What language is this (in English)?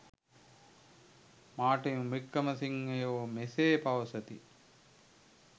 Sinhala